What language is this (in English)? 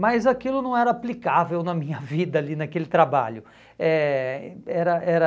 Portuguese